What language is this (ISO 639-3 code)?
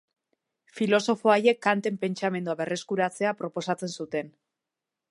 eus